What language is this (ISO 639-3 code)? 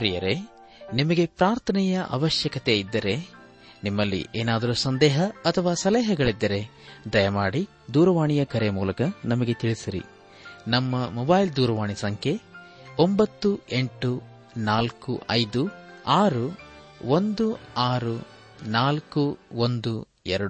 kan